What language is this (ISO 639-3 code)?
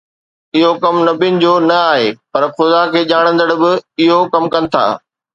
snd